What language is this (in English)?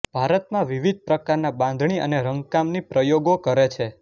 Gujarati